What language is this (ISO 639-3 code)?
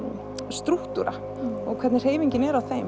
isl